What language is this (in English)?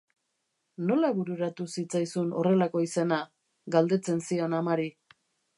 Basque